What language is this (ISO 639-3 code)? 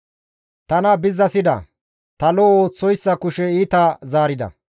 gmv